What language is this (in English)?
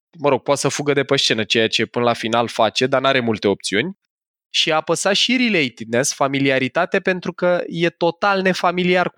Romanian